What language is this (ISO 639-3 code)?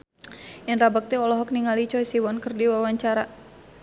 sun